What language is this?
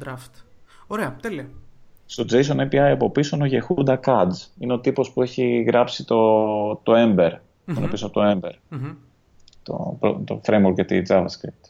Greek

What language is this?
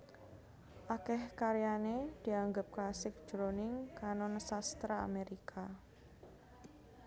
Javanese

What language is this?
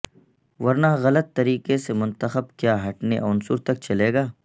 Urdu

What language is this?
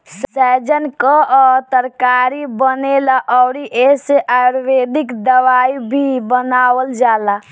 Bhojpuri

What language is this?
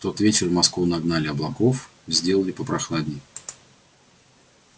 Russian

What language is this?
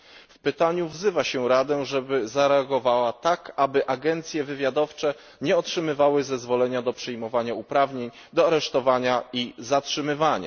Polish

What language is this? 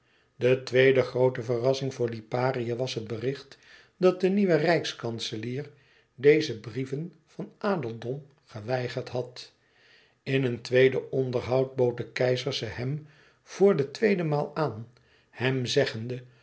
Dutch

